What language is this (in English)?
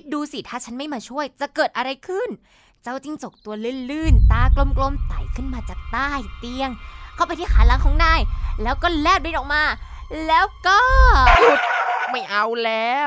Thai